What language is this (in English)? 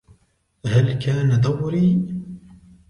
Arabic